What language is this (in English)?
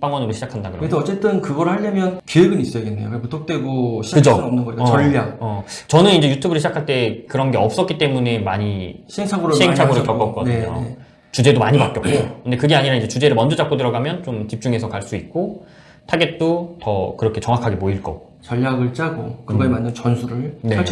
Korean